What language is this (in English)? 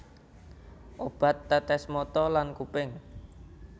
Javanese